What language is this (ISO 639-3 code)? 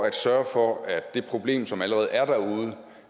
dan